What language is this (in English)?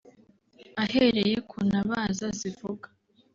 Kinyarwanda